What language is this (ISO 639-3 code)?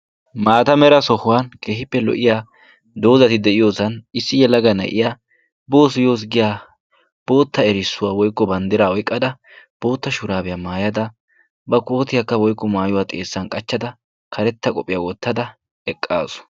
wal